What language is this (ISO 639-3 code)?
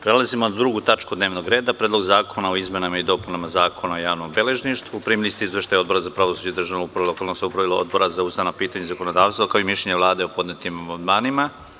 srp